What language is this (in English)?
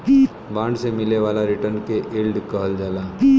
Bhojpuri